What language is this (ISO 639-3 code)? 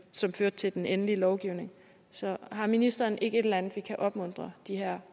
dan